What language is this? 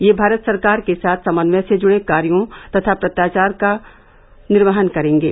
Hindi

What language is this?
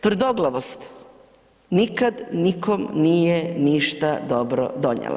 Croatian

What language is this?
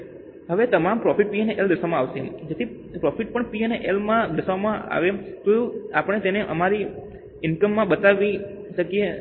Gujarati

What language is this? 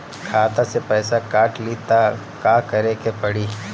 Bhojpuri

